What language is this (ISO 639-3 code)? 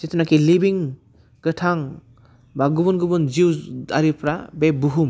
brx